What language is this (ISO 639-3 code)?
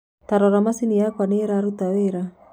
kik